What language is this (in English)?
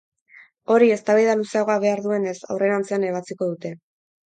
Basque